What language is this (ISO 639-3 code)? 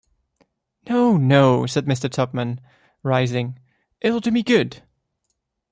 eng